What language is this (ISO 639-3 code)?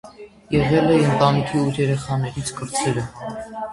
hye